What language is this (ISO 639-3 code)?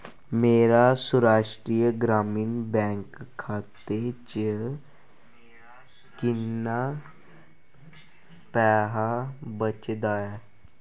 doi